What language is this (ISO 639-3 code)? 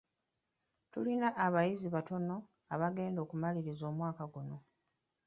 lug